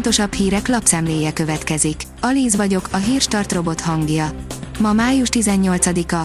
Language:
Hungarian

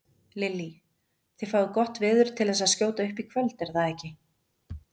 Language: Icelandic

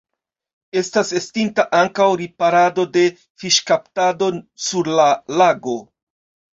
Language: Esperanto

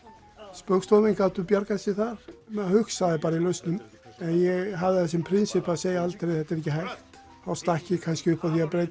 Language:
Icelandic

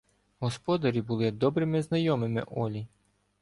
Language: Ukrainian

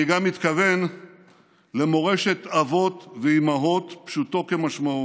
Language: Hebrew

